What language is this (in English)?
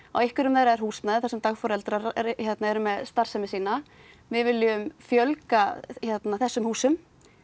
Icelandic